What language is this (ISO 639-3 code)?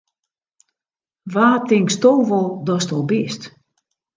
fry